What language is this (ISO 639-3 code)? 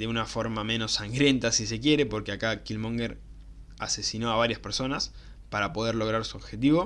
spa